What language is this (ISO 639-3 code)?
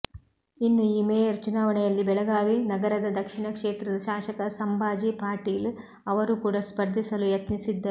kan